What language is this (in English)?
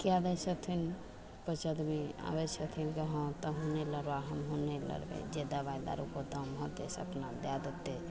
Maithili